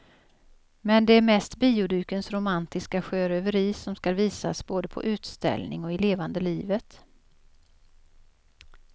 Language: Swedish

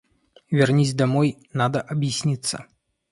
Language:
Russian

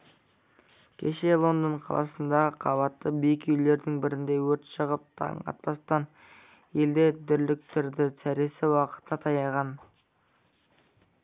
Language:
Kazakh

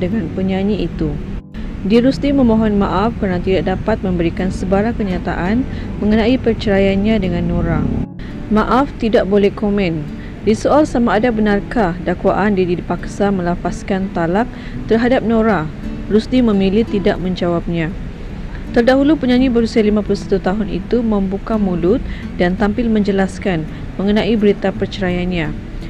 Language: Malay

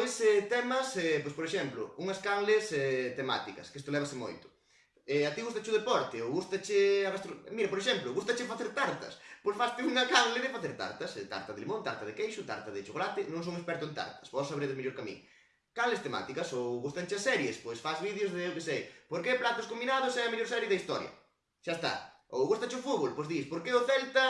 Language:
Galician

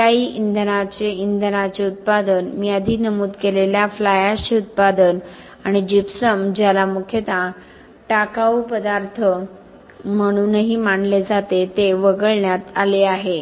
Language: Marathi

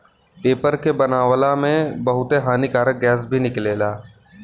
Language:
Bhojpuri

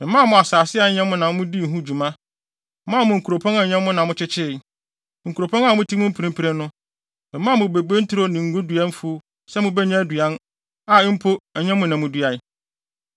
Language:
Akan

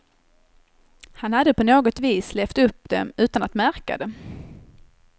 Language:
Swedish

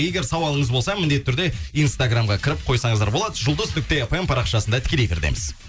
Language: Kazakh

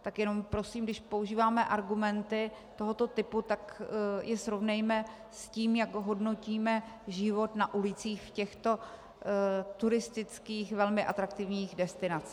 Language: Czech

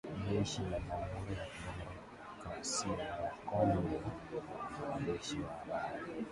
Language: Swahili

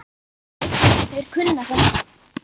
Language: Icelandic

